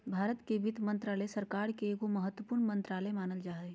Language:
Magahi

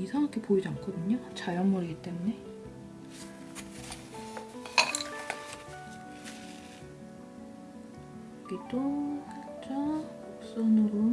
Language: Korean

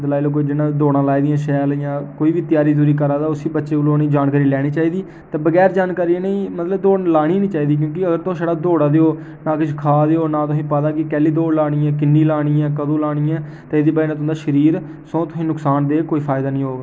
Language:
Dogri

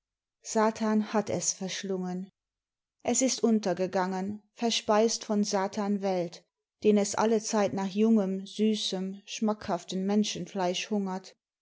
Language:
German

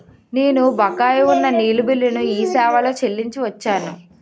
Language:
Telugu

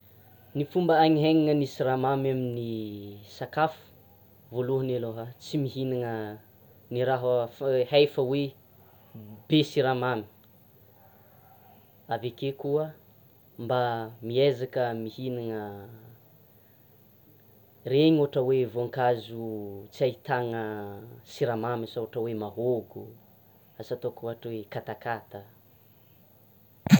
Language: Tsimihety Malagasy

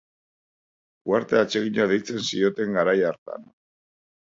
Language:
Basque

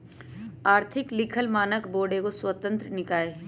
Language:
Magahi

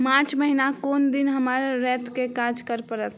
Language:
Maithili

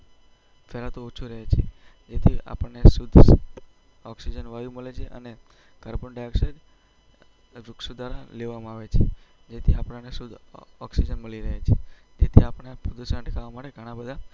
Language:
Gujarati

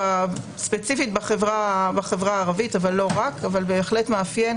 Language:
Hebrew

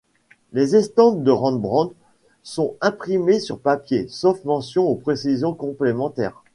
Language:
French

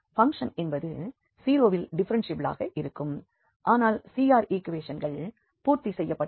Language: Tamil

